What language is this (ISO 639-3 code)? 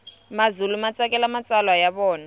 tso